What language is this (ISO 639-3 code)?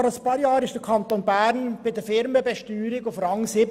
gsw